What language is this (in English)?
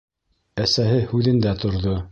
Bashkir